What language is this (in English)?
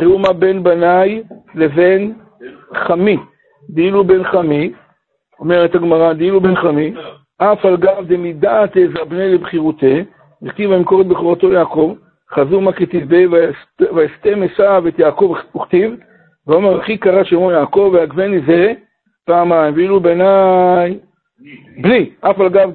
Hebrew